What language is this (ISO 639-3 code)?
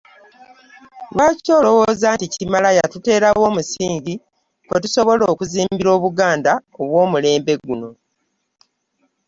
lug